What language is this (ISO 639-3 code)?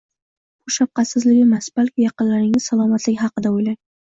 uzb